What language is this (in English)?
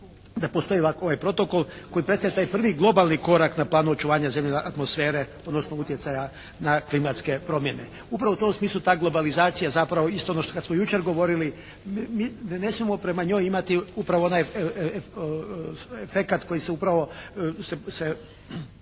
Croatian